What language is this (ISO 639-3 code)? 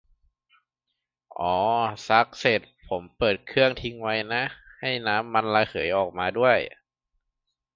tha